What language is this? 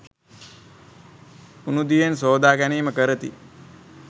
Sinhala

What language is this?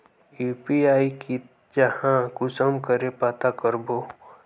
Magahi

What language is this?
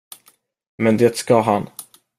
Swedish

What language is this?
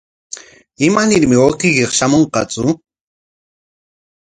Corongo Ancash Quechua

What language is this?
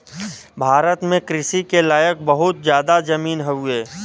Bhojpuri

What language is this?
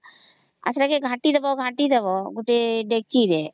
Odia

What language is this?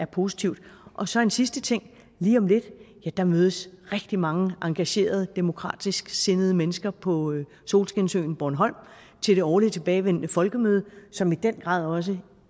Danish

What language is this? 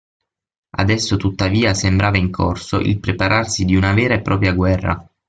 Italian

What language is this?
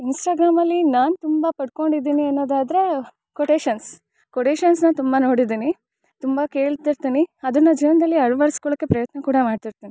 Kannada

